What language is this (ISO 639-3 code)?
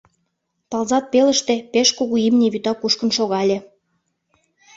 chm